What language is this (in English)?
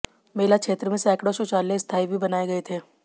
Hindi